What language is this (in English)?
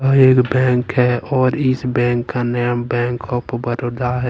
Hindi